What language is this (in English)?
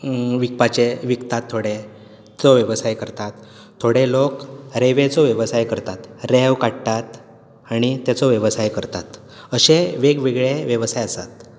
Konkani